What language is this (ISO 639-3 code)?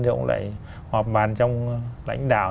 vie